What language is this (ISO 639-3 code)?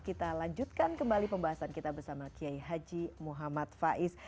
ind